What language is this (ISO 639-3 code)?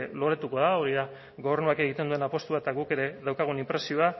eus